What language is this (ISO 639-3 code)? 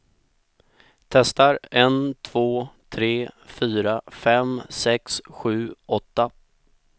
swe